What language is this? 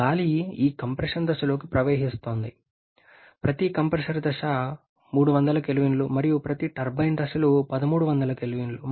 Telugu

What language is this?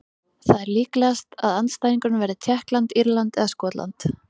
Icelandic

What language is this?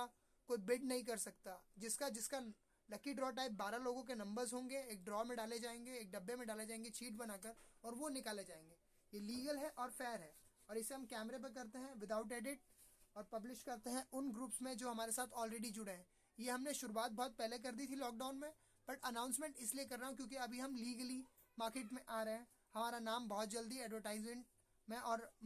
Hindi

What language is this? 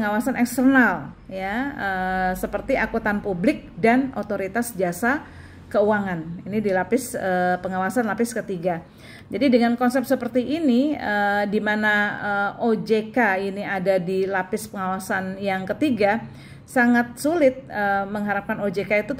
Indonesian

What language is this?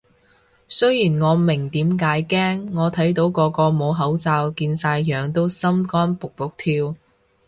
Cantonese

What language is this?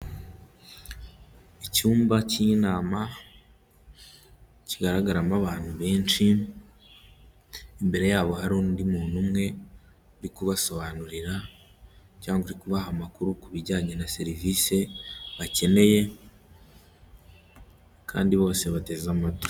Kinyarwanda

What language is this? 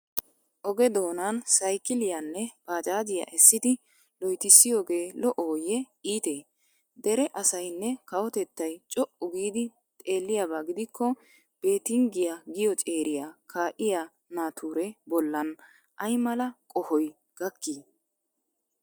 Wolaytta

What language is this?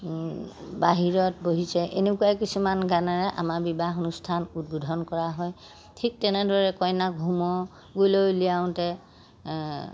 Assamese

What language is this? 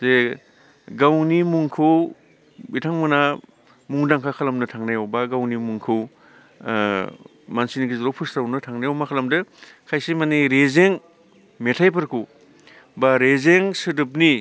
Bodo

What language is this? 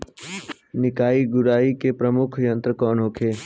Bhojpuri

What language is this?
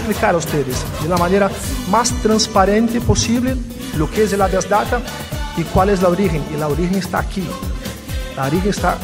Spanish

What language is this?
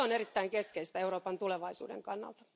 Finnish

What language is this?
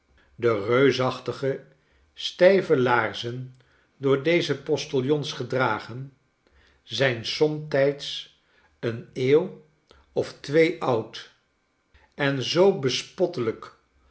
Dutch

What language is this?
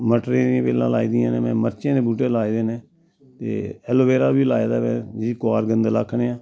Dogri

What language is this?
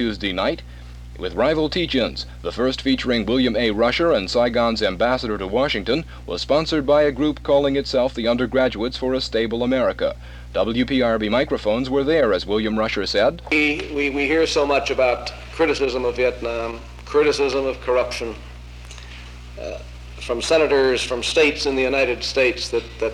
English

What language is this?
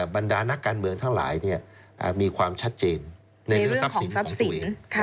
Thai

